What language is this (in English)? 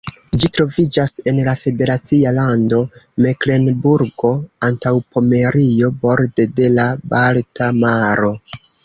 Esperanto